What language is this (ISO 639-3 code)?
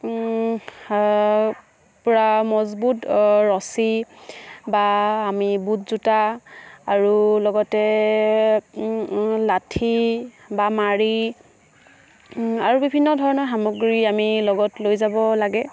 asm